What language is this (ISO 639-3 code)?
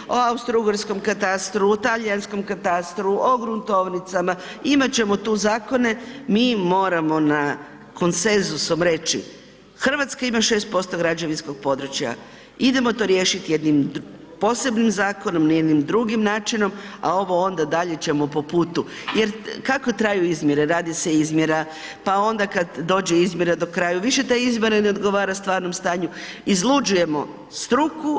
hrv